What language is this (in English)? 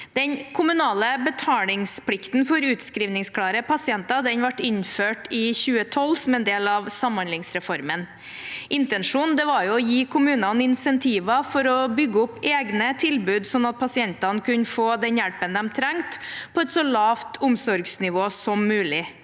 Norwegian